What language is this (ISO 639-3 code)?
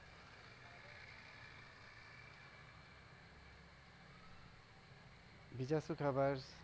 guj